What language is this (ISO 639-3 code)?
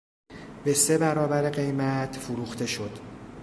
fas